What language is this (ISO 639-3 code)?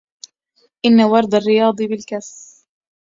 ara